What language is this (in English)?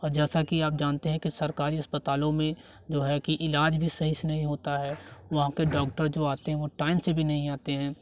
Hindi